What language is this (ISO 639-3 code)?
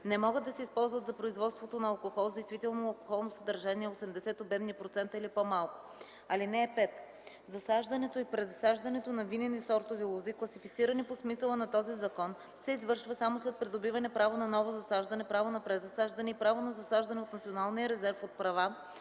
bul